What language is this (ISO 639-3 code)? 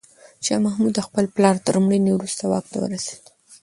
pus